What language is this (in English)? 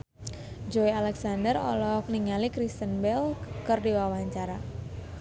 Sundanese